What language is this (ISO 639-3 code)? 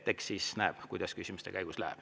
est